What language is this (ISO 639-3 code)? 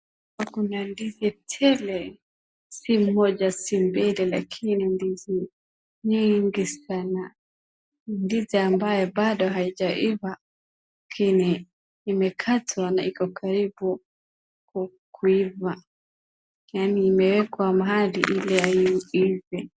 swa